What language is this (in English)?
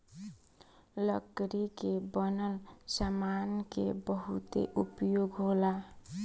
Bhojpuri